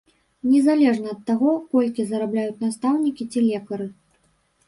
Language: Belarusian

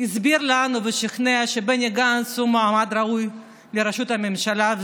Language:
Hebrew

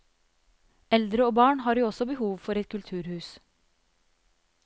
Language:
Norwegian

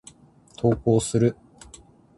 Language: Japanese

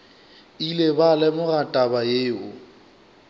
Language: Northern Sotho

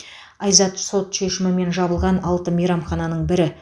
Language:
Kazakh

